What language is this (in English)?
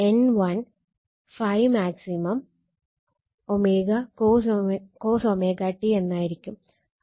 Malayalam